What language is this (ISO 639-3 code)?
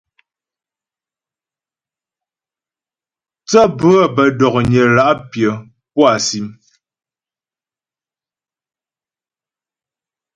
bbj